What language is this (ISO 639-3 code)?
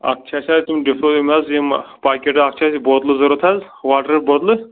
kas